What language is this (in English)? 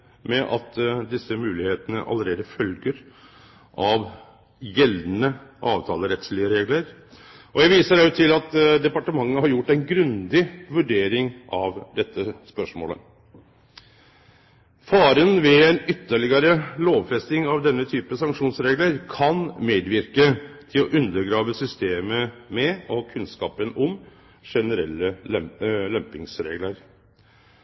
Norwegian Nynorsk